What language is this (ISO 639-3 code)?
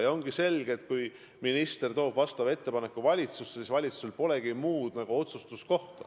est